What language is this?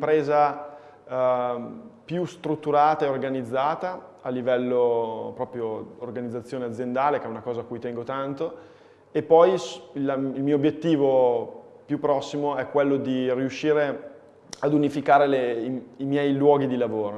Italian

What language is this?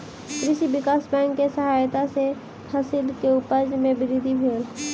Maithili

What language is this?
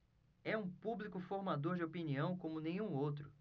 Portuguese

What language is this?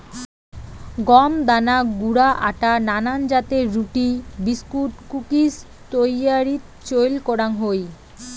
Bangla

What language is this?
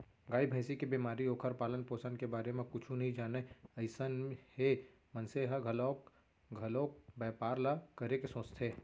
Chhattisgarhi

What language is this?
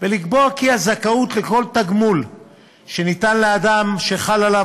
Hebrew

